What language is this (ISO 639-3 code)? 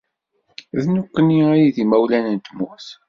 kab